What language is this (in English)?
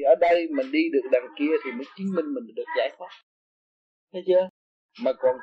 Vietnamese